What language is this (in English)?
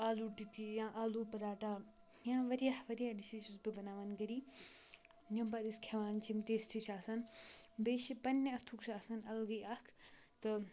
Kashmiri